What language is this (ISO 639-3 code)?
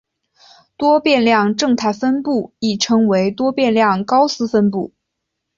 zho